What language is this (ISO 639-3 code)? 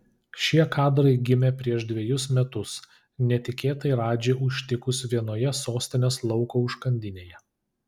lit